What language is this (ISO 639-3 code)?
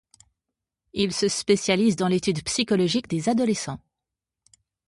fra